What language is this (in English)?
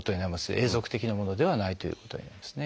Japanese